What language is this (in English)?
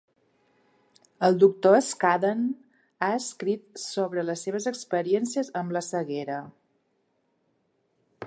Catalan